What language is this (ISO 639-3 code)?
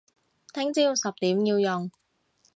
yue